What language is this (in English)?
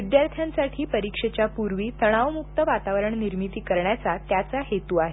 Marathi